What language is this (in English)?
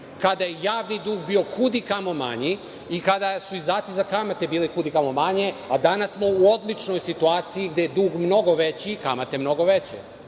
Serbian